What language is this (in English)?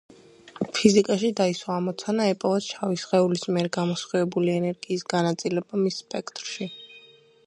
Georgian